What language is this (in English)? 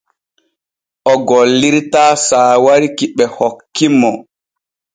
Borgu Fulfulde